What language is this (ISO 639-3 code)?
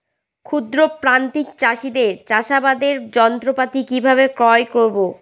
ben